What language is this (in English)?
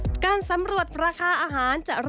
Thai